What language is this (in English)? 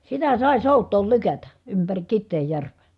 Finnish